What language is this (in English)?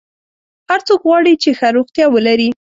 Pashto